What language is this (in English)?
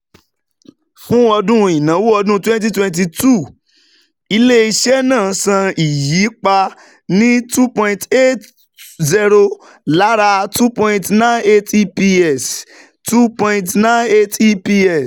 Yoruba